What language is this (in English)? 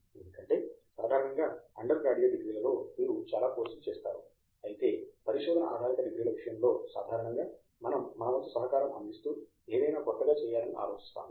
Telugu